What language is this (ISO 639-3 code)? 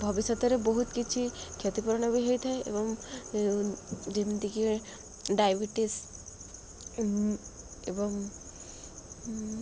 ori